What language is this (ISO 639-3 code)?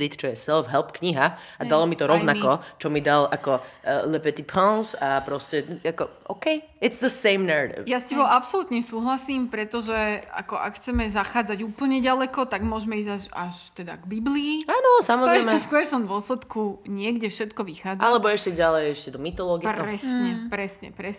slk